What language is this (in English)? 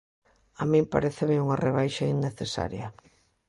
Galician